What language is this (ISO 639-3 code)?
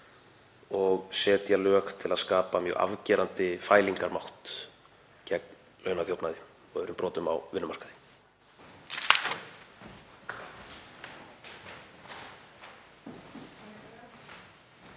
isl